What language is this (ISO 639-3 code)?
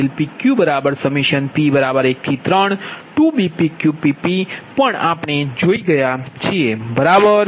guj